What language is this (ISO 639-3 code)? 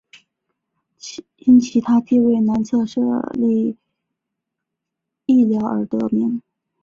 zho